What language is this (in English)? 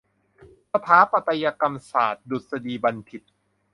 Thai